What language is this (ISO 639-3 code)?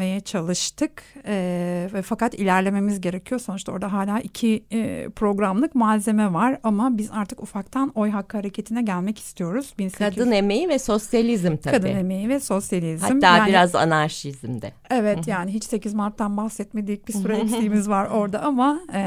tur